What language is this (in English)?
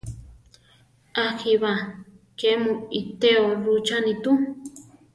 Central Tarahumara